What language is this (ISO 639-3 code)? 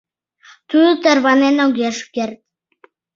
chm